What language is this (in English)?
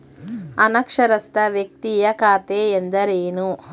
Kannada